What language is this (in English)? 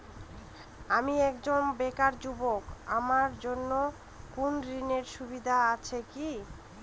Bangla